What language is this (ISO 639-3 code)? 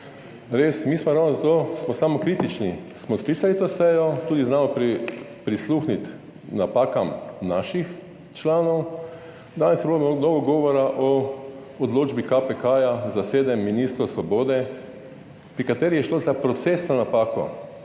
slv